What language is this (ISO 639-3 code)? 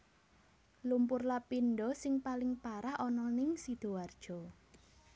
jav